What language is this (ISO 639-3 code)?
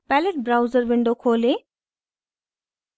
hin